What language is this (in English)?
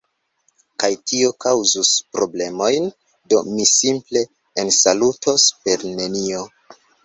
Esperanto